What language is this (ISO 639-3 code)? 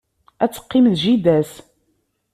kab